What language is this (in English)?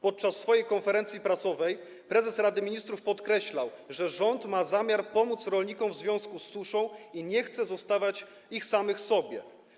Polish